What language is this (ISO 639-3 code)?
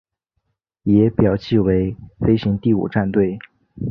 zho